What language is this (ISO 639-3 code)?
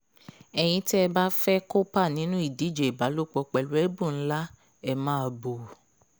yor